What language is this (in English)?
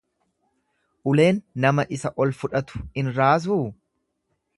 Oromo